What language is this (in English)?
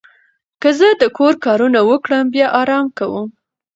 Pashto